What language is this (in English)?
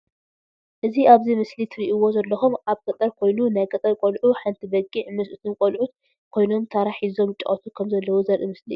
Tigrinya